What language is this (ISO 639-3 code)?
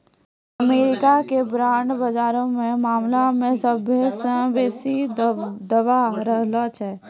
mai